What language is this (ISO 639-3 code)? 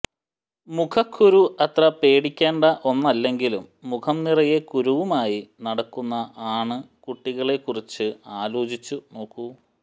mal